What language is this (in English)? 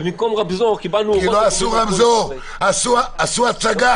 Hebrew